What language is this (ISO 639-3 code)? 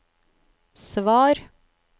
nor